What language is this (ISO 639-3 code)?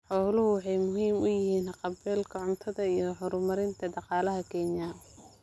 som